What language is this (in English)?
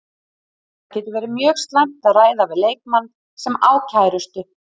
Icelandic